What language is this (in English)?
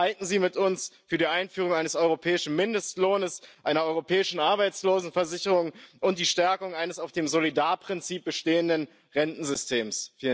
German